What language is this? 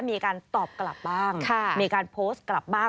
Thai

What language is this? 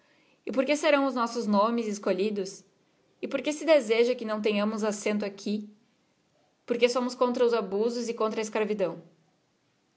Portuguese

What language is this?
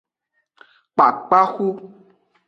Aja (Benin)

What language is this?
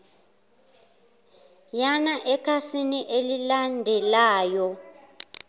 Zulu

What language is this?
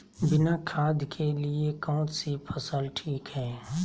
Magahi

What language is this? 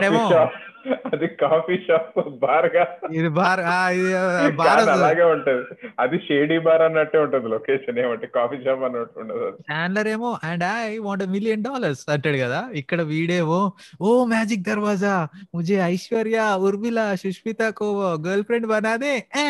Telugu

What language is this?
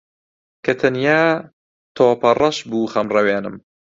Central Kurdish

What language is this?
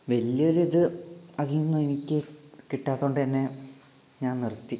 Malayalam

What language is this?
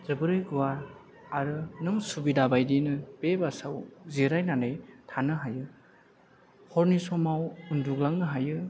Bodo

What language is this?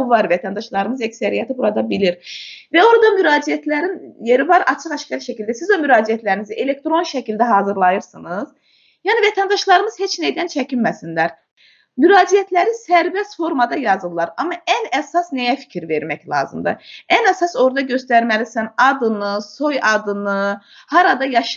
Turkish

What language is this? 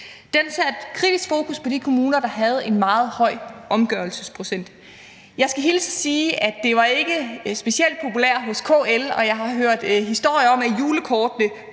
Danish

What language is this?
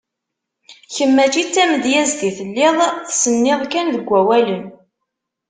Kabyle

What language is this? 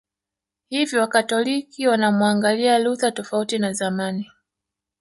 Swahili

